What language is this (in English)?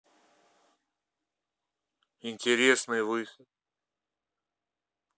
Russian